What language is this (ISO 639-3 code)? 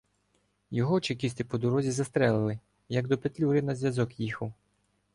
ukr